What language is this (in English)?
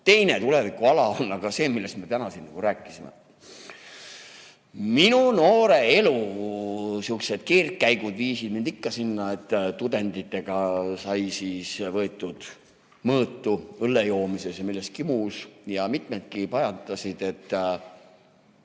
Estonian